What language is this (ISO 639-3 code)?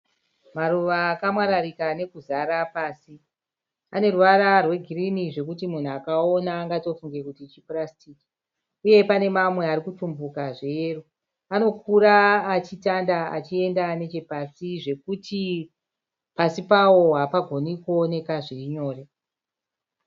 sna